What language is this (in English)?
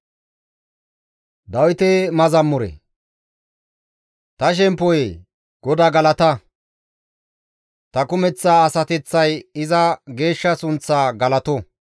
Gamo